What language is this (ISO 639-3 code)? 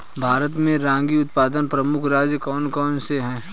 hin